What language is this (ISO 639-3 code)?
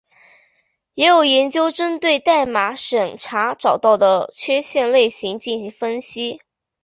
zho